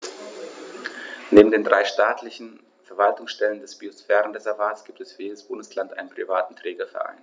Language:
German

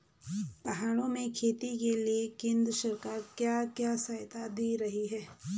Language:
Hindi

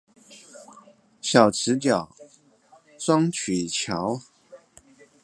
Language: Chinese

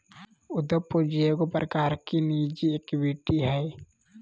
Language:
Magahi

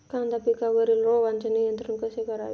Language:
Marathi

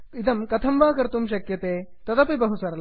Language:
Sanskrit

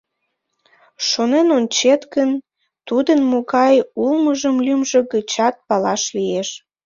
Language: Mari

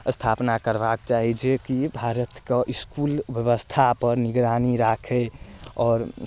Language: Maithili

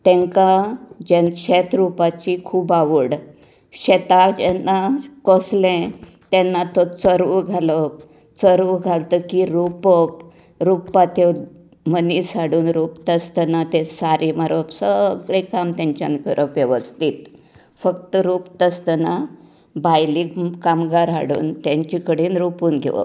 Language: Konkani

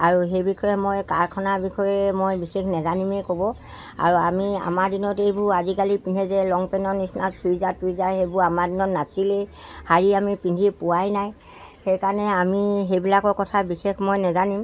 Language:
Assamese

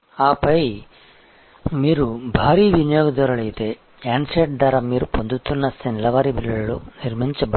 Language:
Telugu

